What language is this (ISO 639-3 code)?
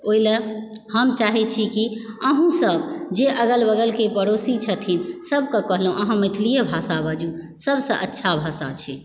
mai